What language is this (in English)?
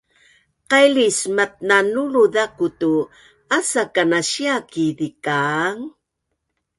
Bunun